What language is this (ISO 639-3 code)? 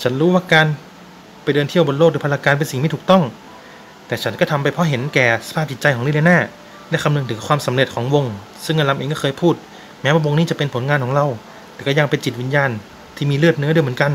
tha